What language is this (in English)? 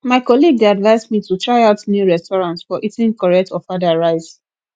Nigerian Pidgin